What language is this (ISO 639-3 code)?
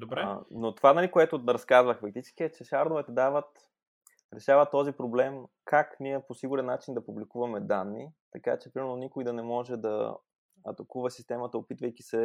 bul